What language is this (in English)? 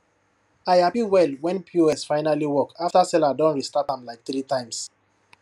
Nigerian Pidgin